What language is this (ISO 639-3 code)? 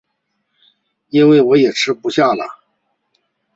zho